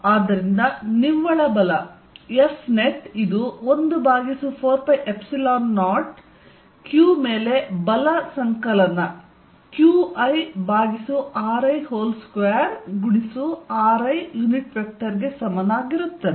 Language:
Kannada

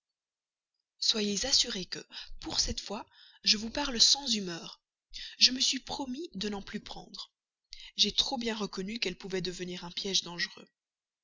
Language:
French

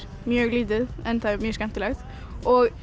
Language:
Icelandic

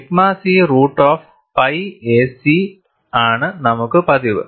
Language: Malayalam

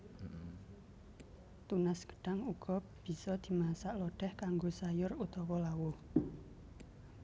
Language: Javanese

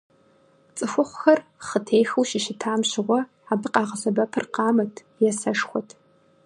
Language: Kabardian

